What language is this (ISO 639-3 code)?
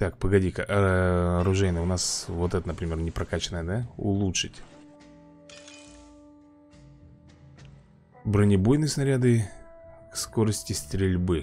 rus